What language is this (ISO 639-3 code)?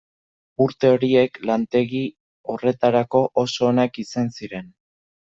eus